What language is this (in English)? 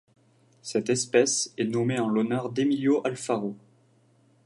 French